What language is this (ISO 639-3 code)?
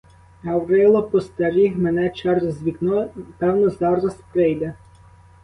ukr